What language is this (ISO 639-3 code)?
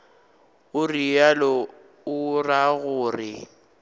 nso